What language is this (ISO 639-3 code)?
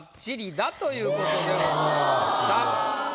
jpn